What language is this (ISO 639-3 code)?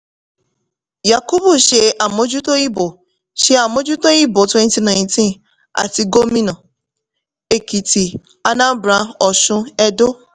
yor